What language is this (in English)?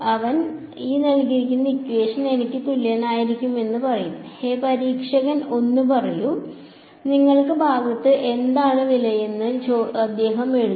Malayalam